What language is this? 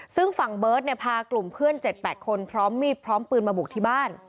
Thai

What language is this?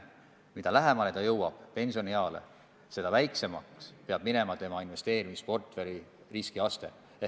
Estonian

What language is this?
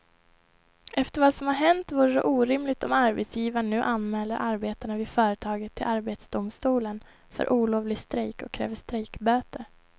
Swedish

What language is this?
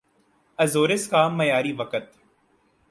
Urdu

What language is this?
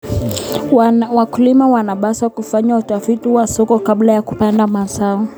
Kalenjin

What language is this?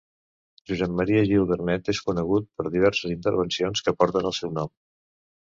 Catalan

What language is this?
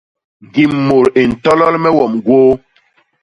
Basaa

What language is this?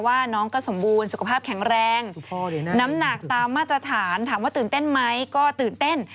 Thai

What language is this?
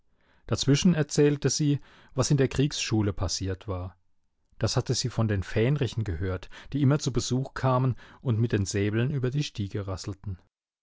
German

